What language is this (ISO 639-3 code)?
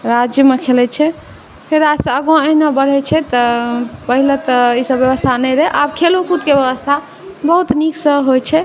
mai